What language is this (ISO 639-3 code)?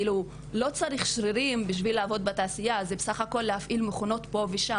heb